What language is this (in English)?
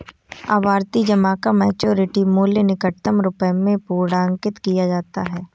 Hindi